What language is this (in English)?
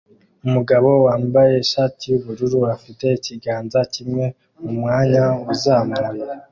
Kinyarwanda